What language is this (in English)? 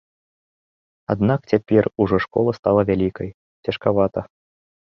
Belarusian